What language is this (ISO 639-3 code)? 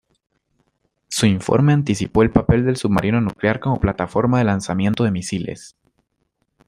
spa